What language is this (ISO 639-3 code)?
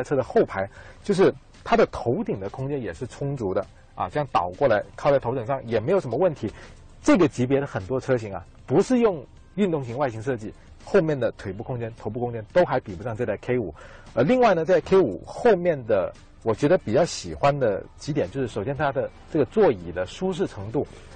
zho